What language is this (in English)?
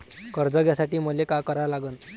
Marathi